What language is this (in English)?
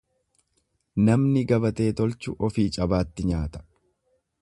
Oromo